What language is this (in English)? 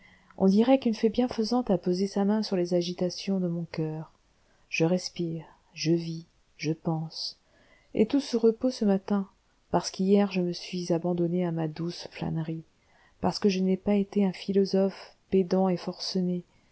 French